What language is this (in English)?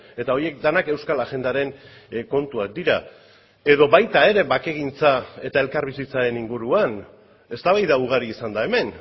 Basque